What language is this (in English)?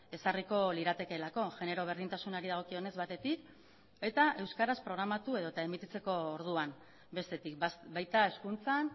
Basque